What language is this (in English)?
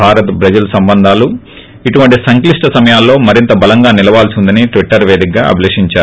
Telugu